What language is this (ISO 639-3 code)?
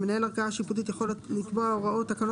heb